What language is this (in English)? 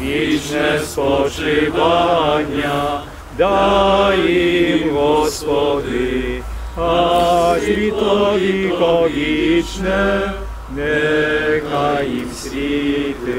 Ukrainian